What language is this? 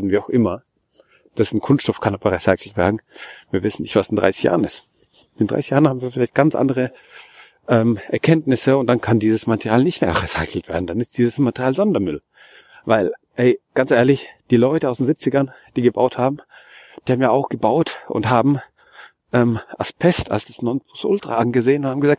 German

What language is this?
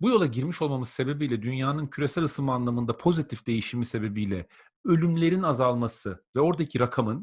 Turkish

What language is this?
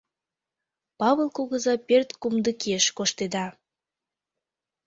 Mari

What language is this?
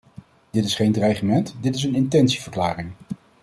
Dutch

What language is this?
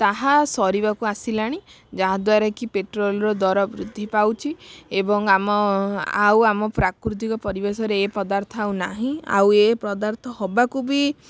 Odia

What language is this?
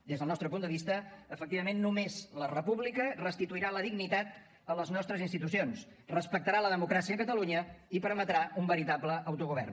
Catalan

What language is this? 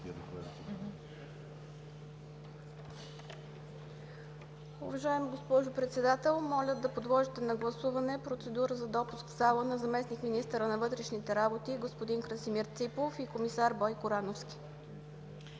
Bulgarian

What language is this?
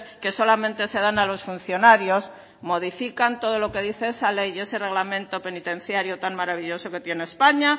Spanish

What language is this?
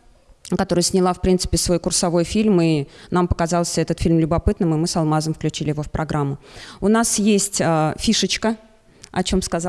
Russian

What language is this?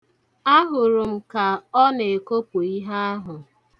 Igbo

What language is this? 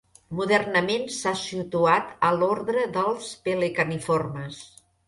Catalan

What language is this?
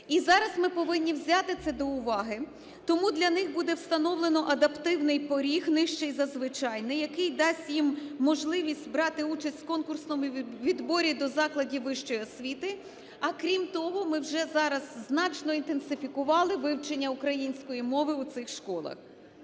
Ukrainian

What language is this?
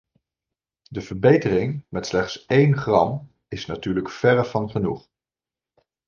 Dutch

